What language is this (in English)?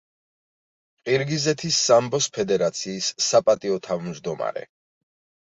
Georgian